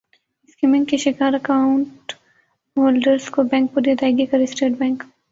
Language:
Urdu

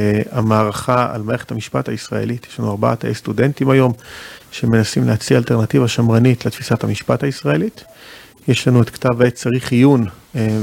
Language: Hebrew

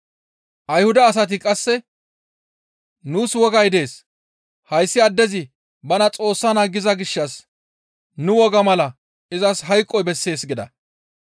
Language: Gamo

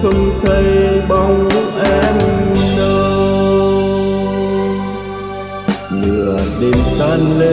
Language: Vietnamese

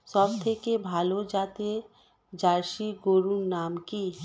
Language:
Bangla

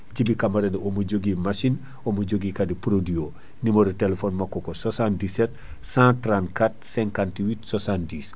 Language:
Fula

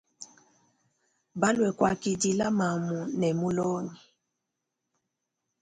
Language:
Luba-Lulua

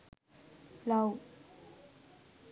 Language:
Sinhala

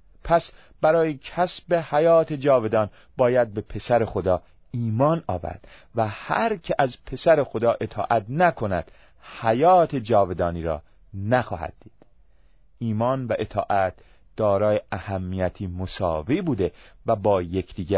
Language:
Persian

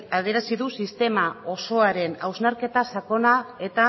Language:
Basque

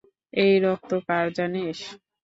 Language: Bangla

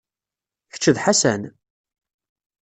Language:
Kabyle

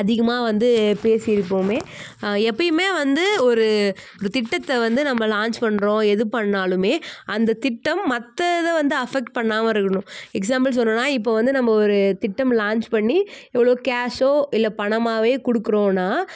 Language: Tamil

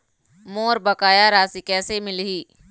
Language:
Chhattisgarhi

